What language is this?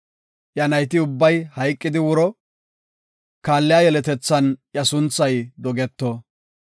Gofa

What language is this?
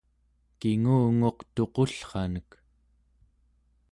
Central Yupik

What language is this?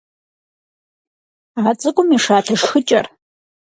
Kabardian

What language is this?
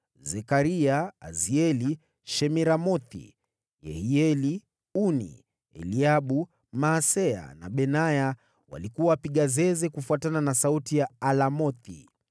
Swahili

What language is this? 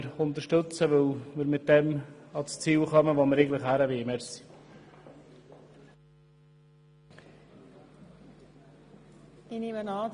Swiss German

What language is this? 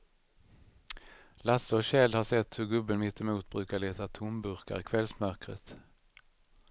Swedish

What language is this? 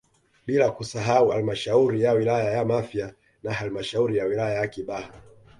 Swahili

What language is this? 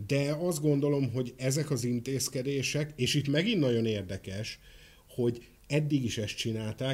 Hungarian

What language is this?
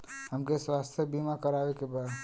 Bhojpuri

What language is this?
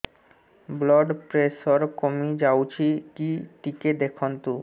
Odia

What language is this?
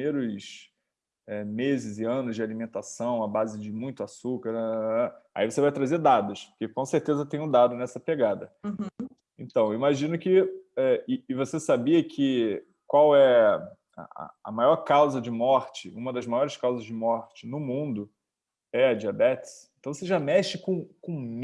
Portuguese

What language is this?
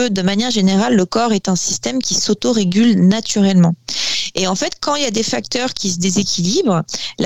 French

